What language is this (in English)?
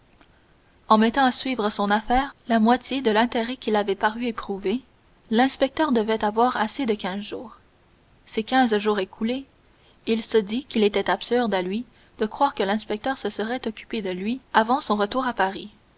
French